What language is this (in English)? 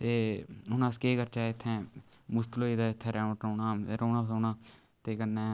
Dogri